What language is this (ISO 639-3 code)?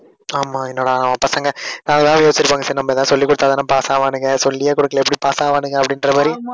tam